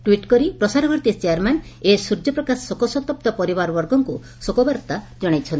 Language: Odia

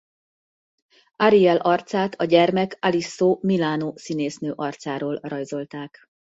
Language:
Hungarian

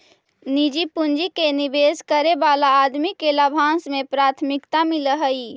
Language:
Magahi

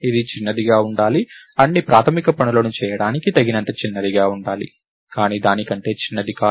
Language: Telugu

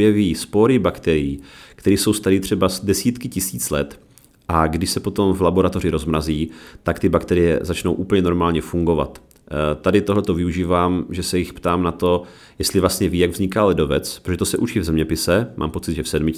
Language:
Czech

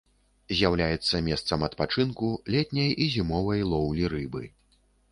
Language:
Belarusian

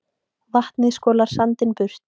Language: Icelandic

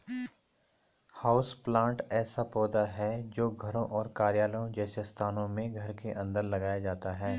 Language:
Hindi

